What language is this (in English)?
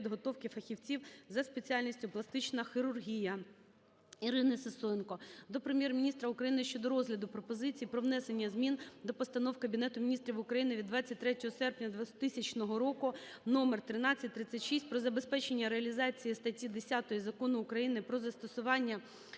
Ukrainian